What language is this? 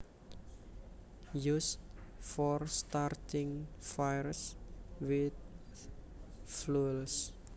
Javanese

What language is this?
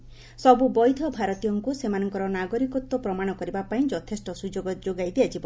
Odia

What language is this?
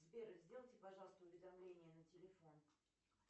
Russian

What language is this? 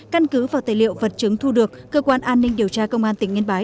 Vietnamese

